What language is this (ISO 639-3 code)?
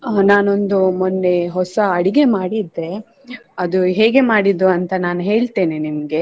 kan